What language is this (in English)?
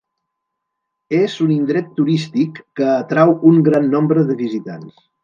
Catalan